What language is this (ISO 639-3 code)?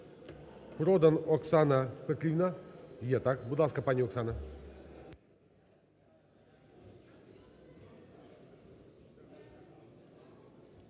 ukr